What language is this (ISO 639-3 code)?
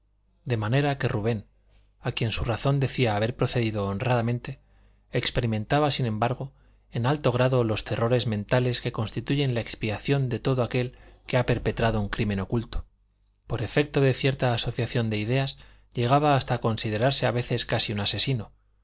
spa